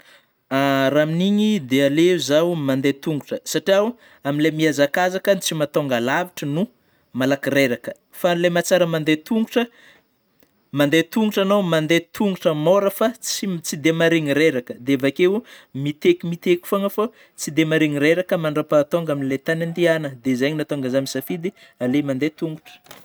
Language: Northern Betsimisaraka Malagasy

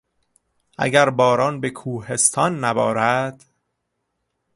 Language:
Persian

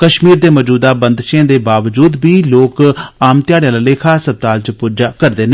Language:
Dogri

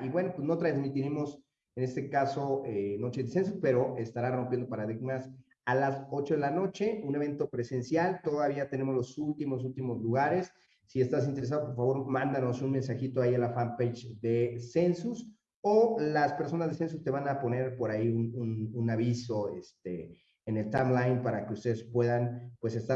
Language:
Spanish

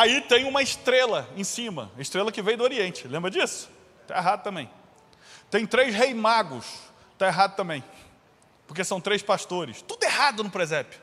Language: Portuguese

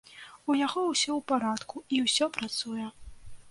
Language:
Belarusian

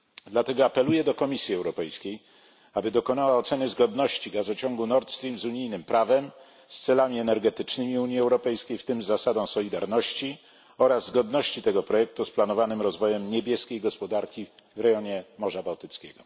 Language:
Polish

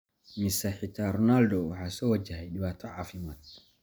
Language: Somali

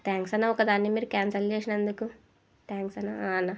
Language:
Telugu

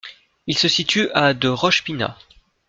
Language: French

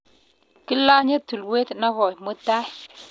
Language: Kalenjin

